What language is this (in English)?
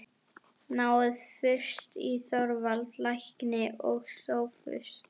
Icelandic